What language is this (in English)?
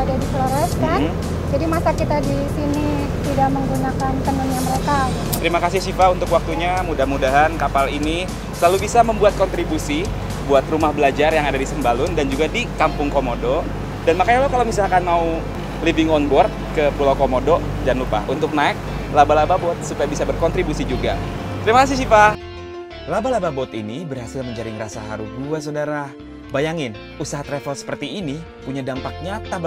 Indonesian